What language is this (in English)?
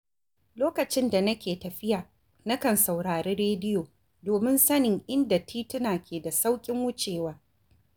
Hausa